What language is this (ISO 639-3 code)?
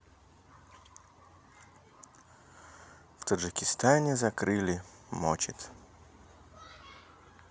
rus